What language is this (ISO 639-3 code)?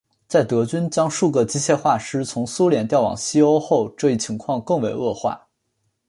zho